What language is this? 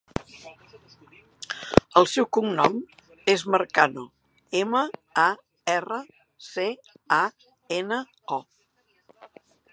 Catalan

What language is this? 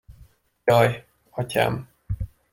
Hungarian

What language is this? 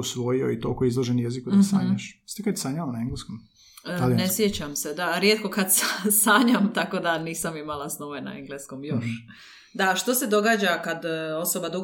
Croatian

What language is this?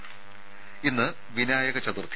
Malayalam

